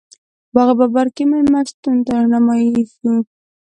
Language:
Pashto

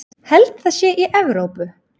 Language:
Icelandic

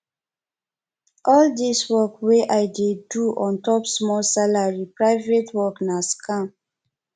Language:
Nigerian Pidgin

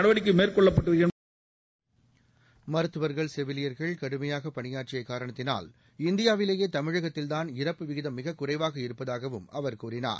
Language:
Tamil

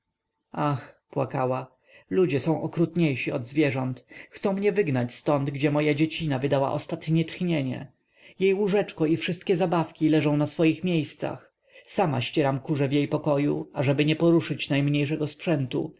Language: Polish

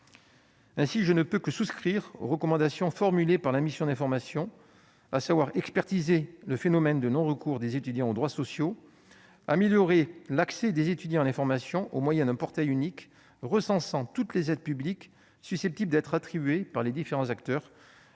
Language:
French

